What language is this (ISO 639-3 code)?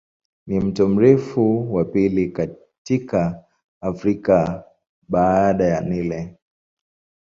swa